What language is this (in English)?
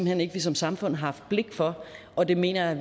Danish